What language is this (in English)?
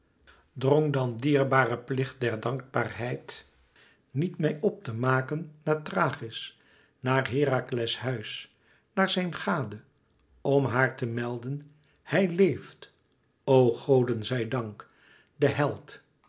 Dutch